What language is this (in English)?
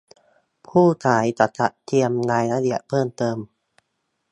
Thai